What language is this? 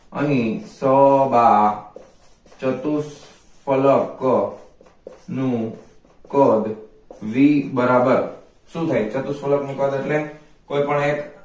Gujarati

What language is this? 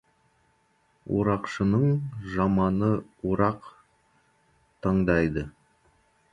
Kazakh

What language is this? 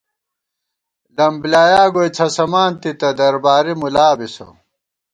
Gawar-Bati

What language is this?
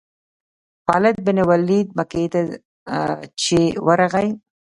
Pashto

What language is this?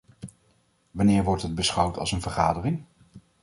Dutch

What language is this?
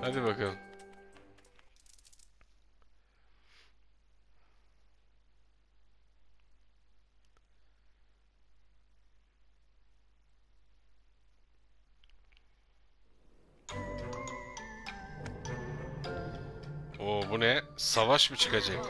Turkish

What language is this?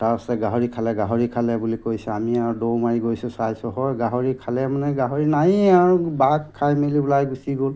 Assamese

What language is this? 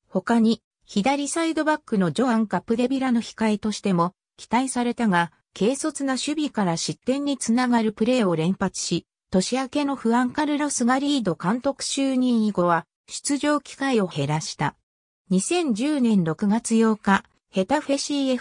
Japanese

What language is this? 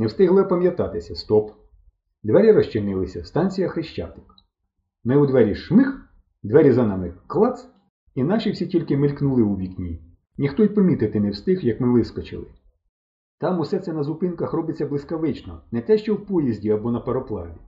Ukrainian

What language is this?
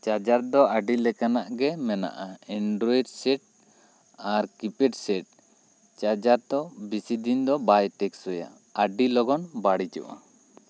Santali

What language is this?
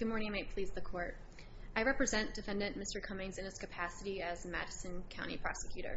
English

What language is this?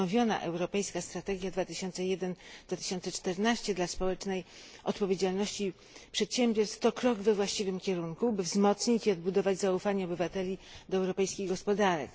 Polish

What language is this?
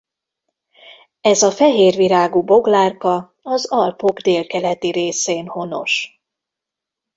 Hungarian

